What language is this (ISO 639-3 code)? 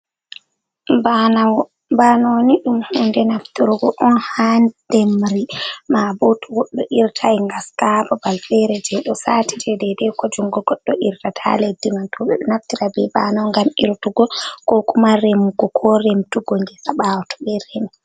ful